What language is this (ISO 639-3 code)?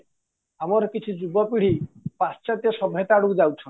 ori